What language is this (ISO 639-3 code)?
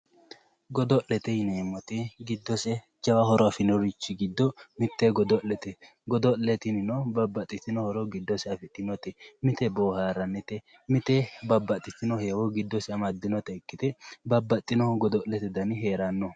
sid